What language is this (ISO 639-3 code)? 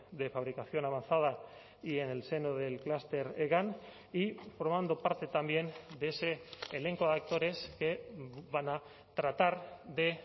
spa